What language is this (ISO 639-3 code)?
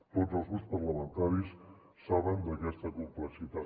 cat